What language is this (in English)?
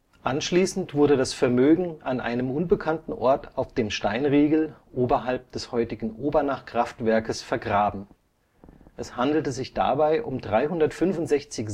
German